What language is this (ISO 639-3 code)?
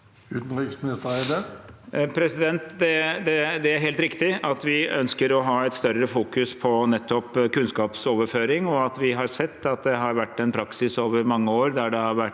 nor